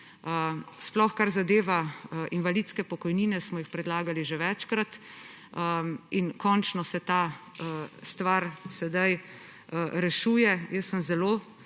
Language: Slovenian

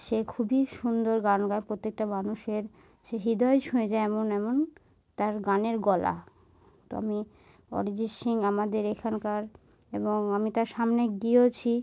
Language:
Bangla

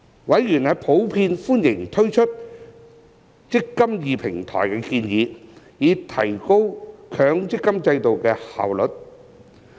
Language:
Cantonese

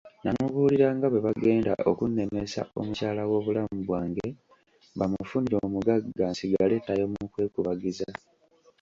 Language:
Ganda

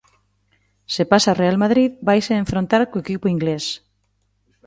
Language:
Galician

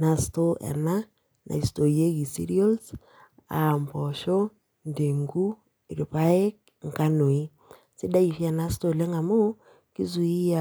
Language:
Masai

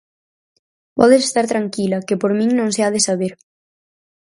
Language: Galician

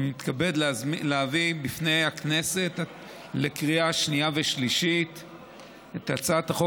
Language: Hebrew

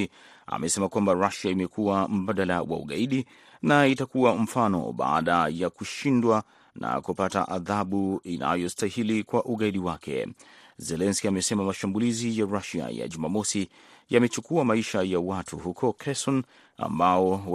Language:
Swahili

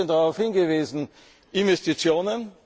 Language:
German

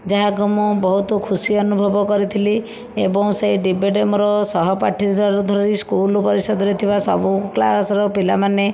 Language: Odia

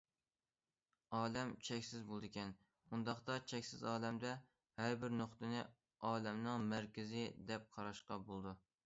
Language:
Uyghur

